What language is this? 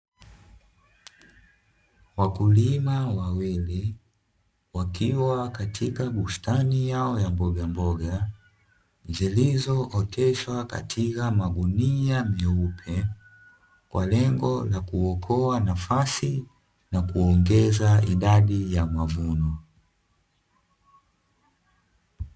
Swahili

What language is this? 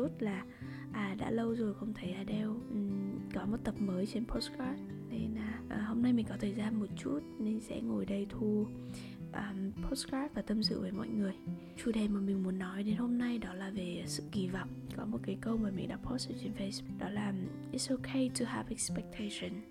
Vietnamese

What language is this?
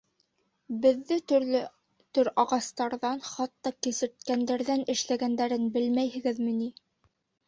Bashkir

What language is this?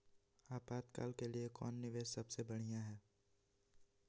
Magahi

